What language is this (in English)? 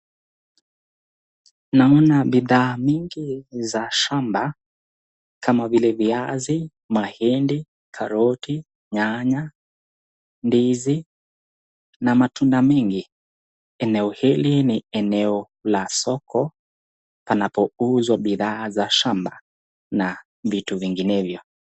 Swahili